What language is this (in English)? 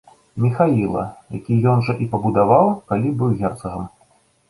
Belarusian